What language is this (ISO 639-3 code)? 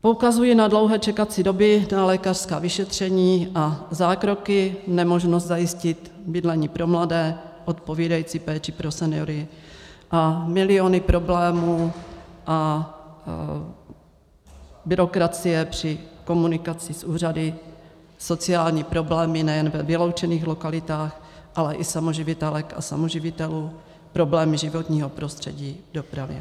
ces